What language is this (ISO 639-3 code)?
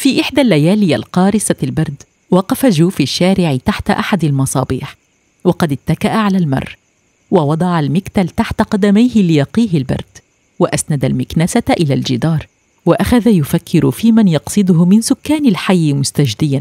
ara